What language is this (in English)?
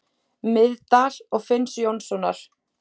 Icelandic